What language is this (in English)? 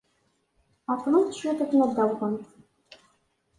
Kabyle